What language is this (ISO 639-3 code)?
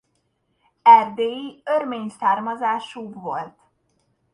hun